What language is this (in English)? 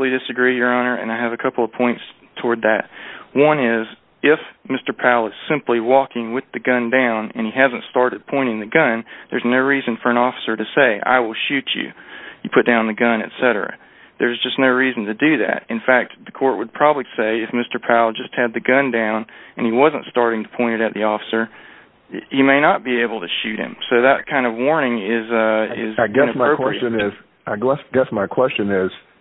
English